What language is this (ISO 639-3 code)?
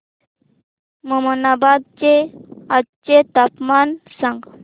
mar